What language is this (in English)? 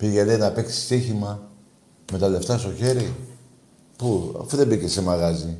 Greek